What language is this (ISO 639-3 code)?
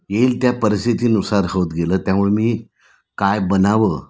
mar